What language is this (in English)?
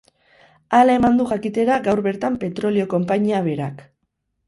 Basque